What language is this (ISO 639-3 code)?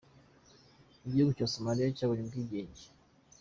kin